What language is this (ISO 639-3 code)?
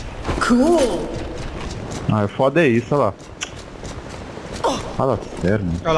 por